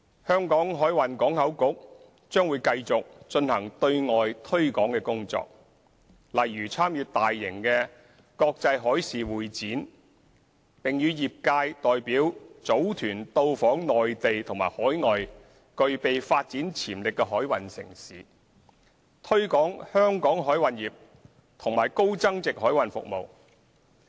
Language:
Cantonese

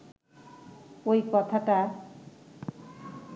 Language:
Bangla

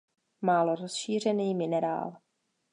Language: Czech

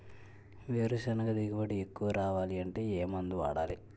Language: Telugu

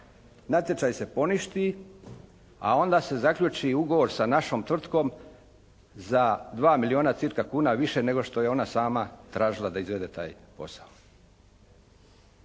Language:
Croatian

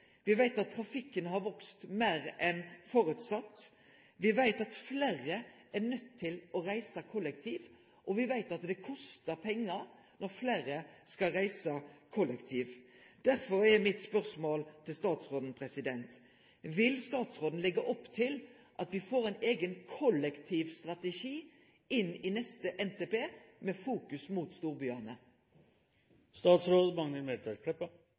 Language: Norwegian Nynorsk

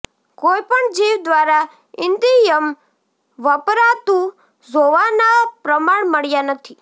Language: Gujarati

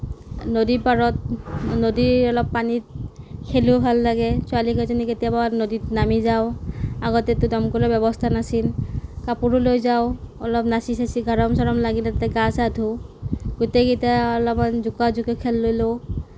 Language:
Assamese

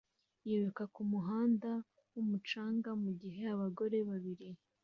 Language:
Kinyarwanda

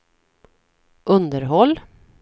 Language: Swedish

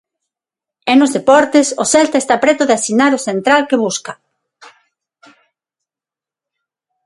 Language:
Galician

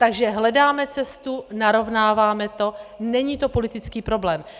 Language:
Czech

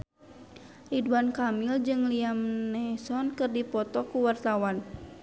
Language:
Sundanese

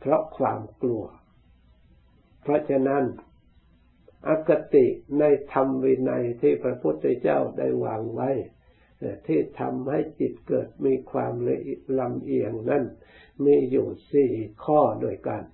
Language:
Thai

